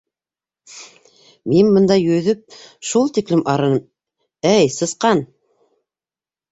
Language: Bashkir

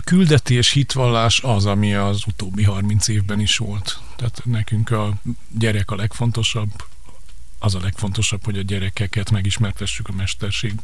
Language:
Hungarian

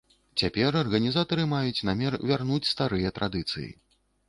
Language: Belarusian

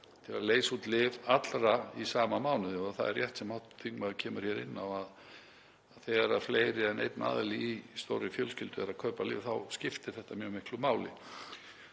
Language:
Icelandic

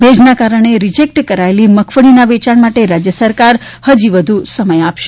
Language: Gujarati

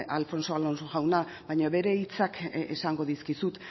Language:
Basque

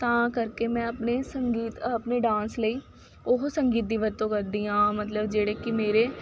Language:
Punjabi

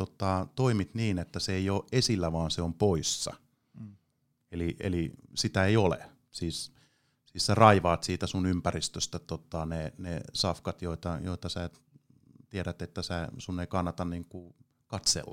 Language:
Finnish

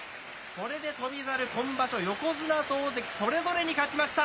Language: Japanese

